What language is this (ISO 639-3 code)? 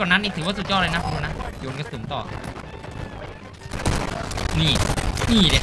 tha